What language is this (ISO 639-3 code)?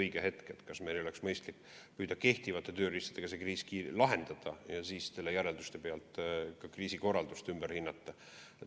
est